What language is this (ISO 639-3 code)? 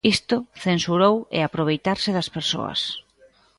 glg